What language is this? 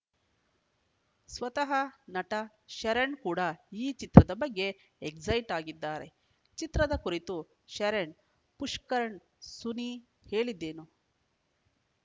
Kannada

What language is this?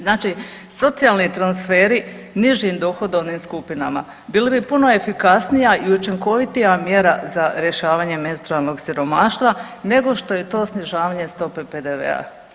Croatian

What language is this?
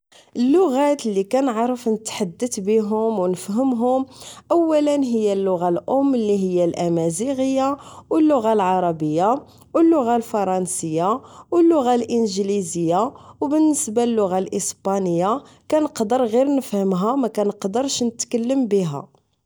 Moroccan Arabic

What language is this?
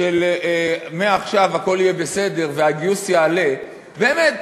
Hebrew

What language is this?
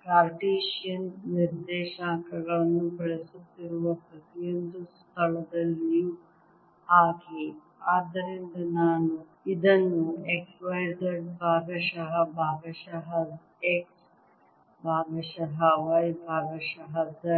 Kannada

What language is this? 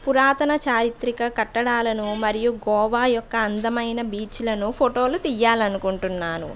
Telugu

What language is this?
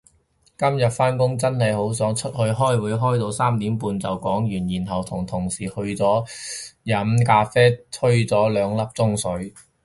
Cantonese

